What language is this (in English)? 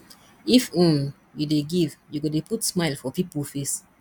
Nigerian Pidgin